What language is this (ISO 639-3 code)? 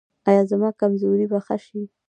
pus